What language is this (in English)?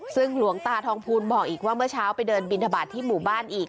Thai